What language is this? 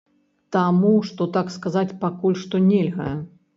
Belarusian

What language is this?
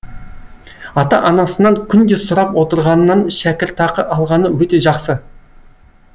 Kazakh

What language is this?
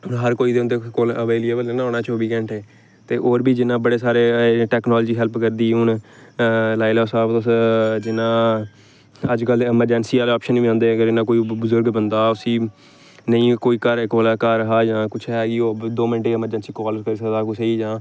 Dogri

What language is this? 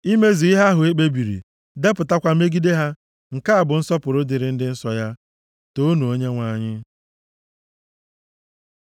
Igbo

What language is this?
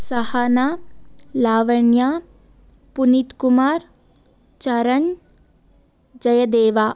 Kannada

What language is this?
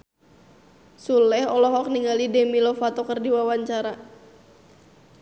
Sundanese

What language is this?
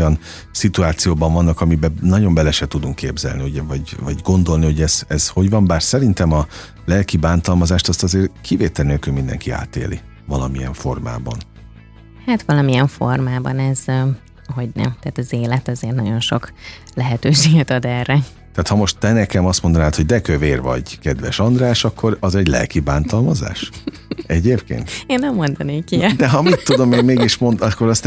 Hungarian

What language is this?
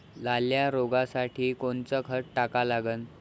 Marathi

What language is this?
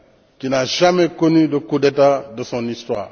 French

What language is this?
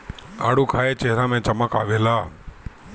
Bhojpuri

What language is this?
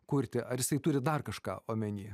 Lithuanian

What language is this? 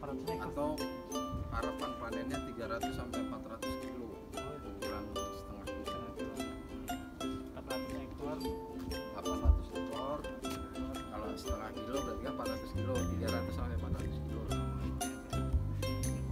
Indonesian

